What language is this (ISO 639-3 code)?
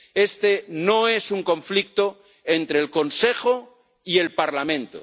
spa